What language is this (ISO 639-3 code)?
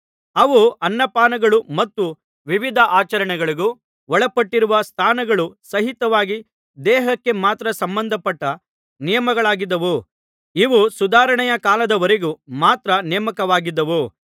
kan